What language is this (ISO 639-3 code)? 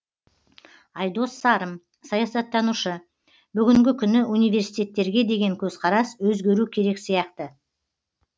kaz